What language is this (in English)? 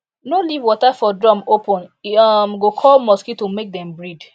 Nigerian Pidgin